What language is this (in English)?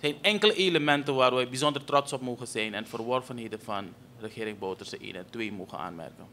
Dutch